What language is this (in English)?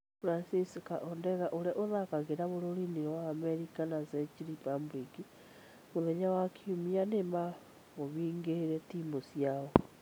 Kikuyu